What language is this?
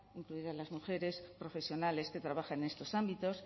Spanish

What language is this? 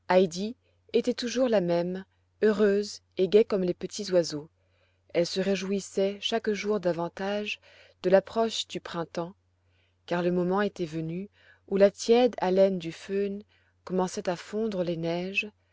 French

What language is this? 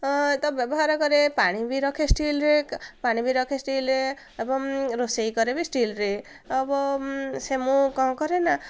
Odia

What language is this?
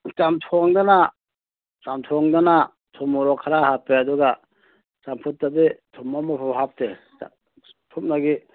Manipuri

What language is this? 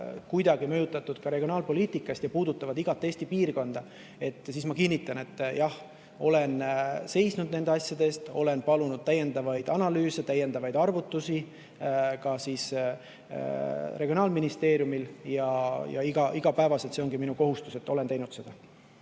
Estonian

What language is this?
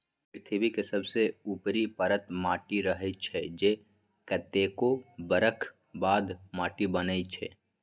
Magahi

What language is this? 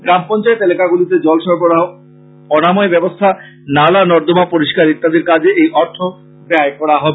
Bangla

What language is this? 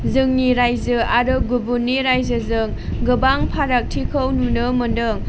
Bodo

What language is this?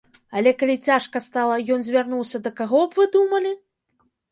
Belarusian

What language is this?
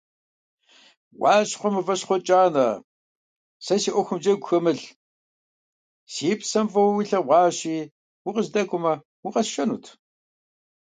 Kabardian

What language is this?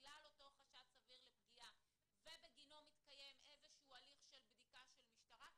Hebrew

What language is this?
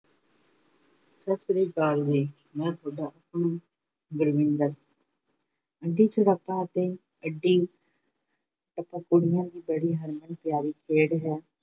Punjabi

